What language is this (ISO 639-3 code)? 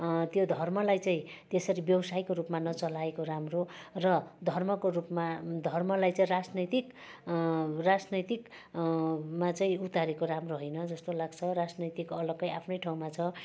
nep